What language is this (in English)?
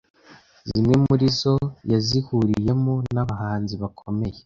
Kinyarwanda